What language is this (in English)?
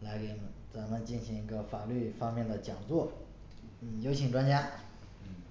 Chinese